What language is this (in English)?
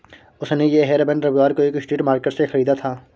Hindi